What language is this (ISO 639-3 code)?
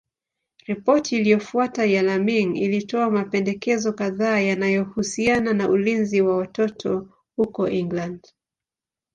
swa